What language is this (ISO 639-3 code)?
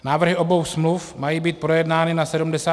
ces